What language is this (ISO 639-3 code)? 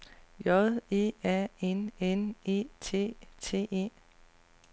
dan